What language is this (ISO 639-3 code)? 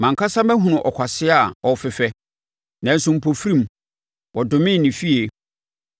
aka